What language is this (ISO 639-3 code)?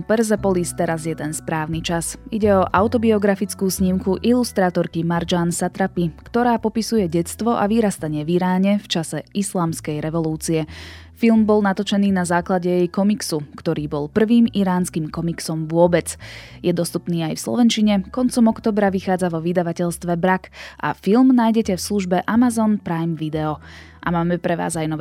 slk